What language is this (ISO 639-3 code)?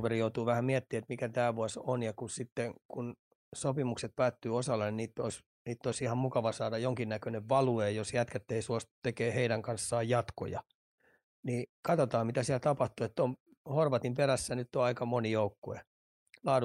fin